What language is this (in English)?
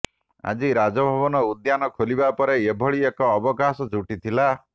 Odia